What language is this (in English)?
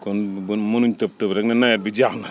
Wolof